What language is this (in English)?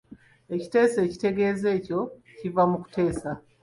Ganda